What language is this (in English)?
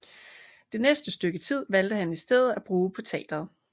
Danish